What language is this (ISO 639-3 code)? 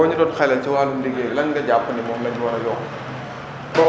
wol